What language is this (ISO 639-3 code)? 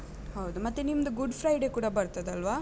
kan